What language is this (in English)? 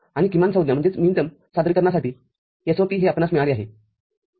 Marathi